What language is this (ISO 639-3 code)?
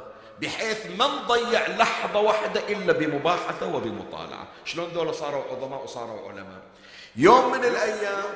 ara